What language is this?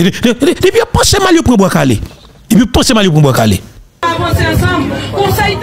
French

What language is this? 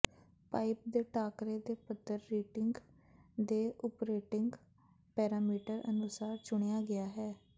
Punjabi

